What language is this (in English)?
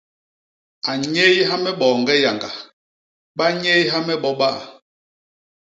Basaa